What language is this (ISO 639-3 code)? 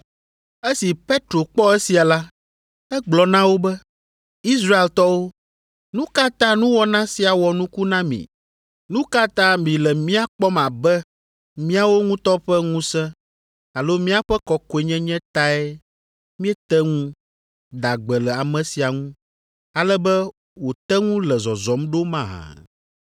ewe